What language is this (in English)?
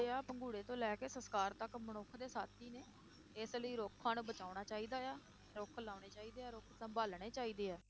Punjabi